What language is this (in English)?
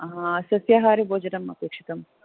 Sanskrit